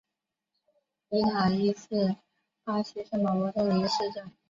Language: Chinese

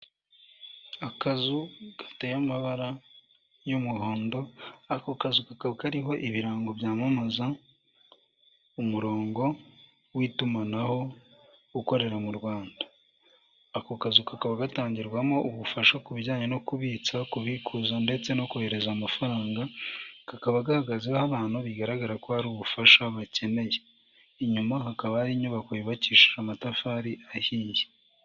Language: Kinyarwanda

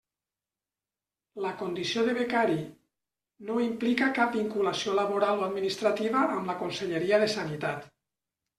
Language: Catalan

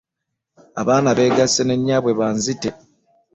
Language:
Ganda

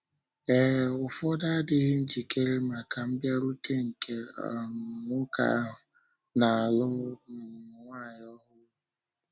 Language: Igbo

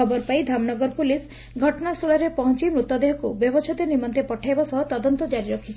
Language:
Odia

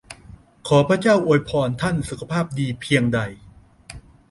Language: Thai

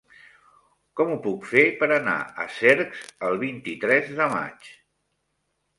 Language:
Catalan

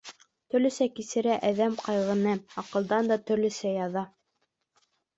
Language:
Bashkir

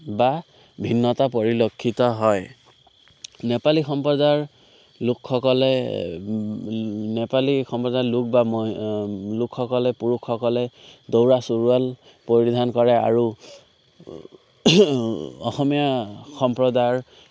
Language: Assamese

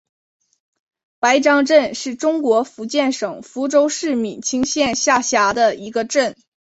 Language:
Chinese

